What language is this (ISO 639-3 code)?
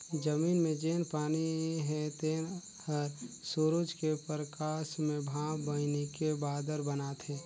hne